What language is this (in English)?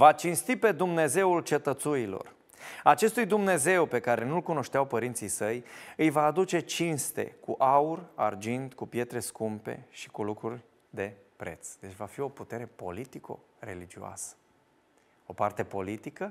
Romanian